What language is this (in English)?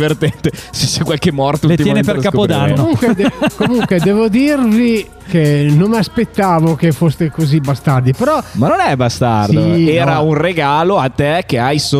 Italian